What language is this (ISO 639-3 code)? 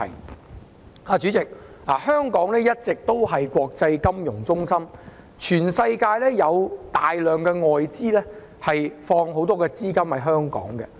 yue